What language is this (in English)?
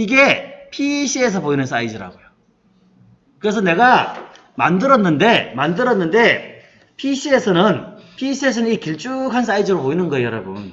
Korean